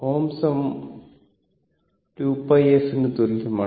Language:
Malayalam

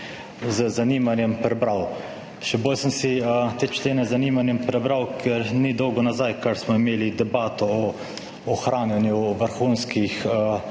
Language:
Slovenian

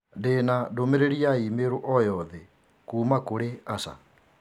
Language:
Kikuyu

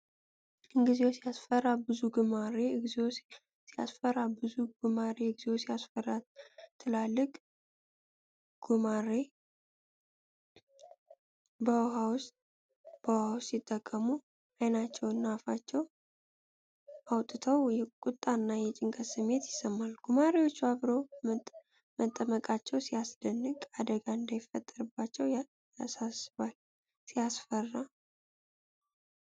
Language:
Amharic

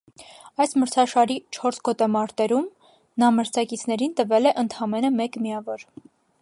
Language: Armenian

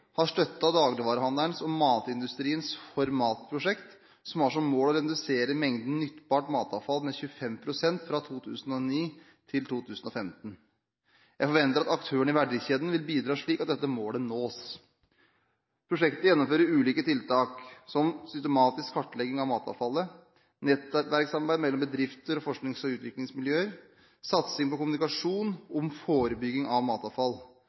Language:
Norwegian Bokmål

